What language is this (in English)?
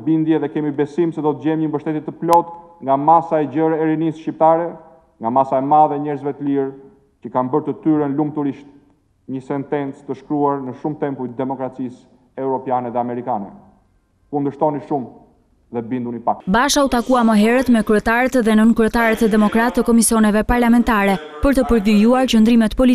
Romanian